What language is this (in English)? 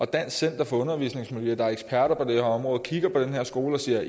Danish